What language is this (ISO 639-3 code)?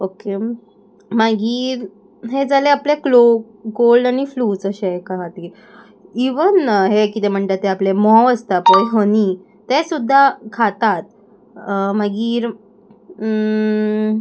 kok